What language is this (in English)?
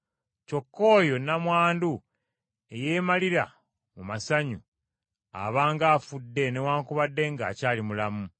Ganda